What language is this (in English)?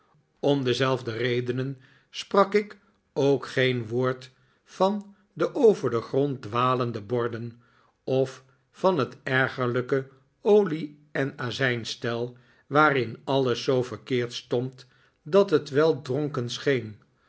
Dutch